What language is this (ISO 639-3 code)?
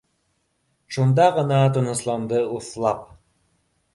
bak